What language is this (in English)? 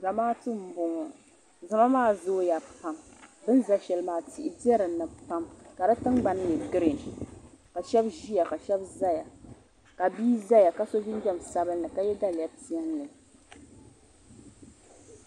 Dagbani